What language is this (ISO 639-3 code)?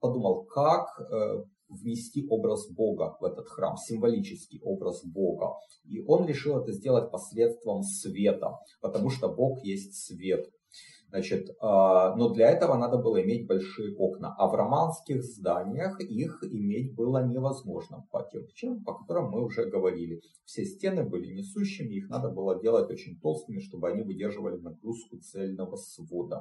rus